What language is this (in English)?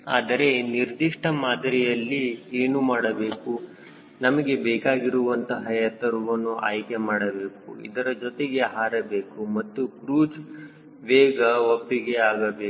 Kannada